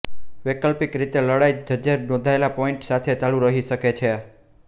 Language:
Gujarati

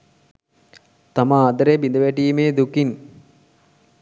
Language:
Sinhala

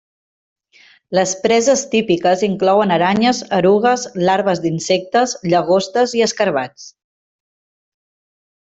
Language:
Catalan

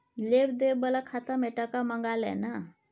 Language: Maithili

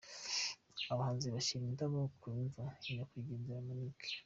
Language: Kinyarwanda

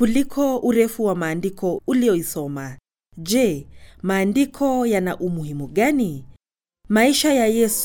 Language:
Swahili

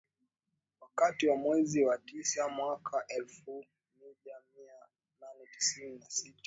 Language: Swahili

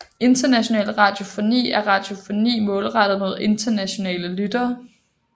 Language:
Danish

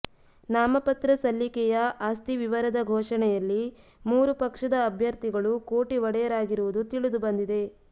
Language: Kannada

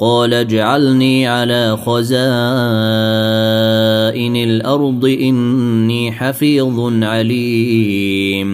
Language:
Arabic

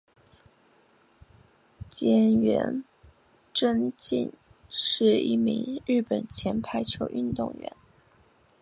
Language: Chinese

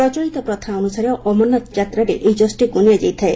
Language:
Odia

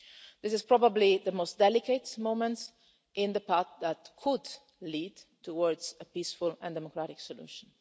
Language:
English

